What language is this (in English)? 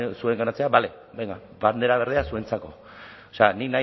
Basque